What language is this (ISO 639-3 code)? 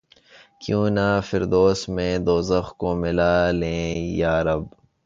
urd